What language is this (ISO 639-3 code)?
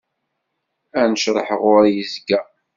kab